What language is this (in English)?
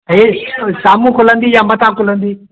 Sindhi